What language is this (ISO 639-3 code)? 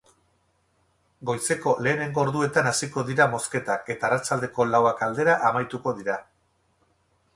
eus